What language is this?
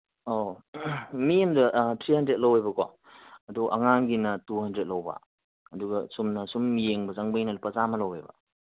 Manipuri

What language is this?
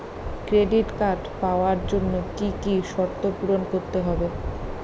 Bangla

